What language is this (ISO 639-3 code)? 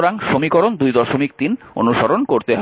ben